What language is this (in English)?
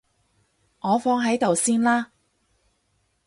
Cantonese